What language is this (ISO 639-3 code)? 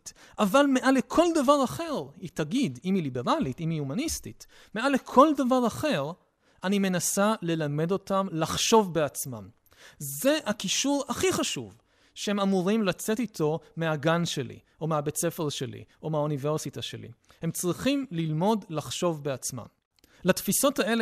heb